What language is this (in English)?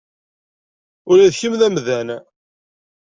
Kabyle